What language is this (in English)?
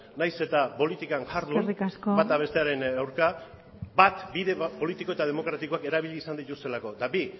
Basque